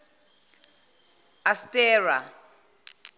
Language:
Zulu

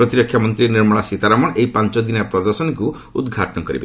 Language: Odia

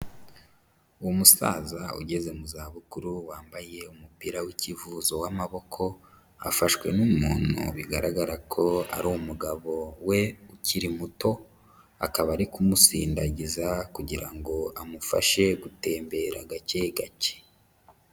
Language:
Kinyarwanda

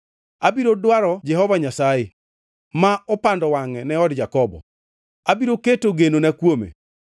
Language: Luo (Kenya and Tanzania)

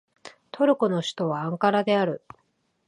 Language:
Japanese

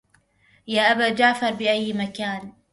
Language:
Arabic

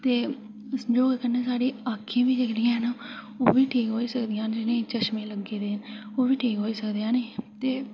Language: Dogri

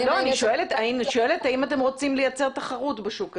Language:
Hebrew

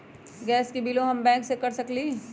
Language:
Magahi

